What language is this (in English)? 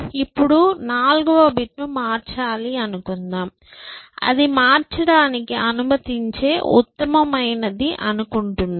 Telugu